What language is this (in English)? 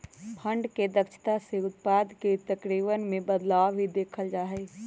Magahi